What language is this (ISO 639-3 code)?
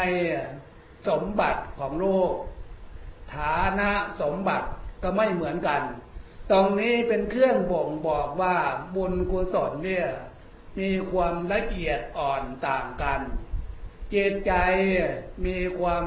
tha